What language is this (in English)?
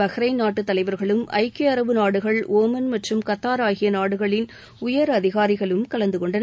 Tamil